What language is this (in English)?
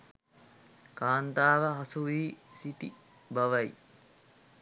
Sinhala